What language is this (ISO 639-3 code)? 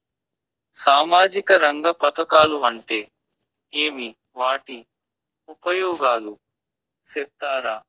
tel